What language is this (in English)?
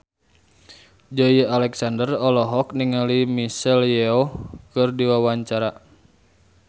Sundanese